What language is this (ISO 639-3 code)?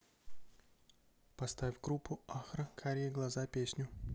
rus